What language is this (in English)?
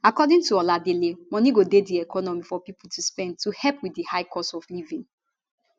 Nigerian Pidgin